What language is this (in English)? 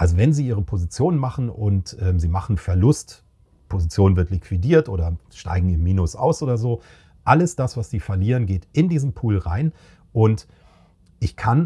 German